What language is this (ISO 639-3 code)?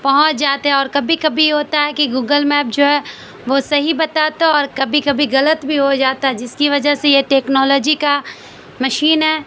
urd